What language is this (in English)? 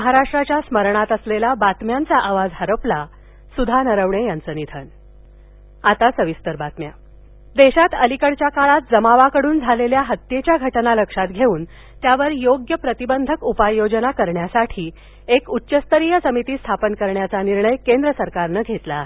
Marathi